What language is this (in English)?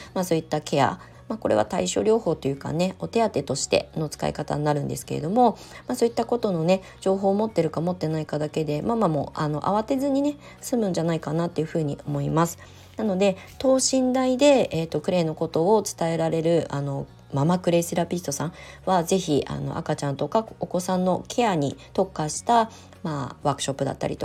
Japanese